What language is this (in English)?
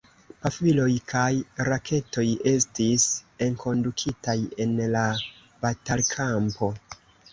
Esperanto